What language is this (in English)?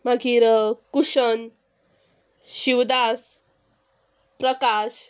Konkani